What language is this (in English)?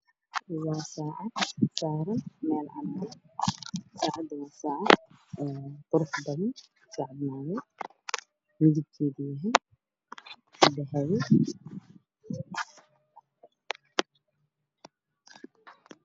Somali